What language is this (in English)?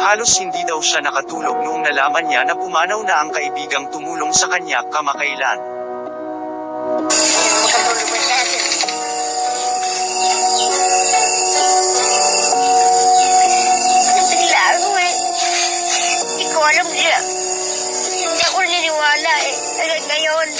Filipino